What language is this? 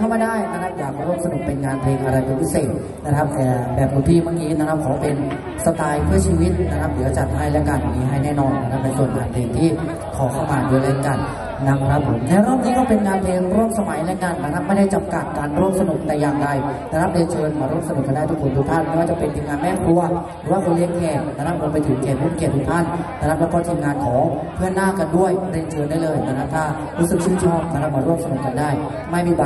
Thai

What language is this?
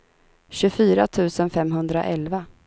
Swedish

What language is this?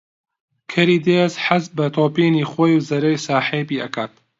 Central Kurdish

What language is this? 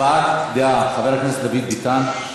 Hebrew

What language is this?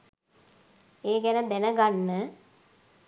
Sinhala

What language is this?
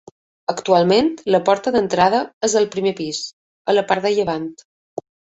Catalan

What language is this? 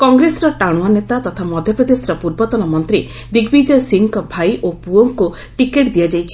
Odia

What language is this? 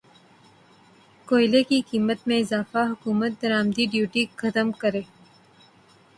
Urdu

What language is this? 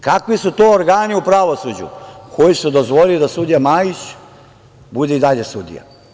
Serbian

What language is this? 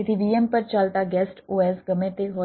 Gujarati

